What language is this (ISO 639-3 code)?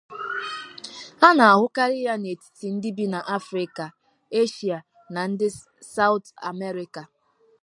ibo